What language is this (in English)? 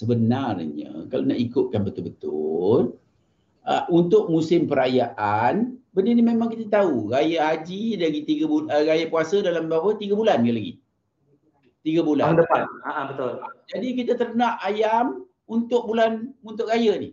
Malay